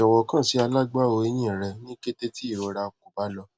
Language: Yoruba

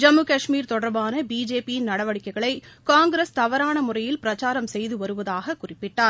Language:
Tamil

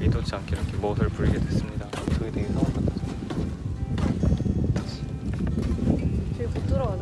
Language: Korean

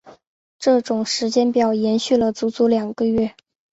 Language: Chinese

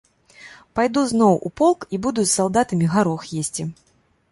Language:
Belarusian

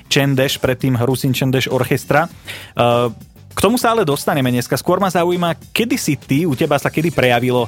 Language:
Slovak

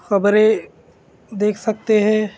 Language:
Urdu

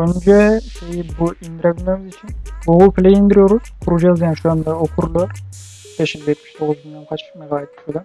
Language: Turkish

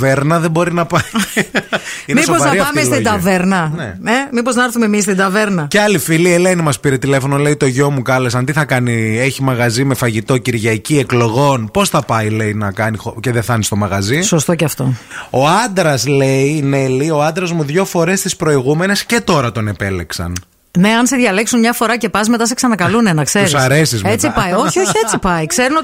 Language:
Greek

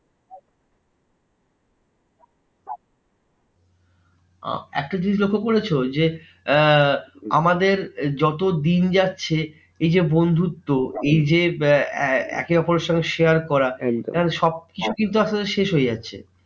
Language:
Bangla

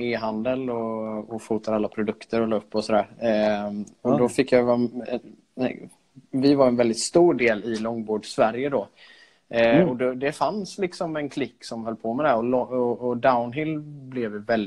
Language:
Swedish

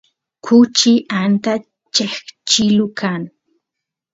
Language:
Santiago del Estero Quichua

